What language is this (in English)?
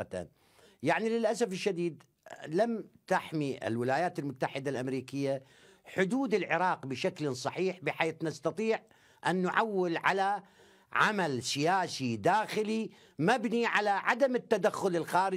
Arabic